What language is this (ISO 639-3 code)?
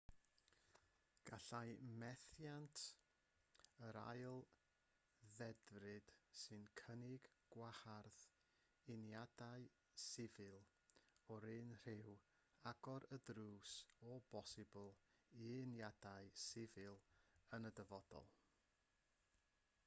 cym